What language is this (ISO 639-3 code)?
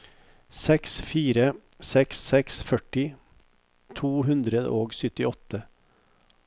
nor